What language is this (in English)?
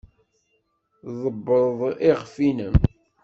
Kabyle